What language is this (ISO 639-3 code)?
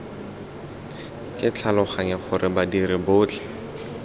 tsn